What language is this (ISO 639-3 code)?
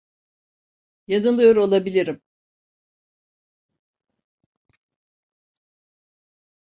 tur